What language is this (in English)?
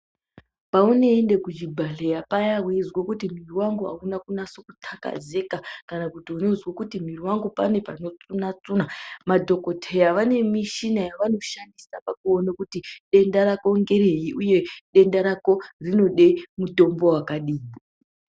Ndau